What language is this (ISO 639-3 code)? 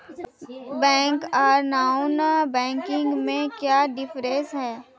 mag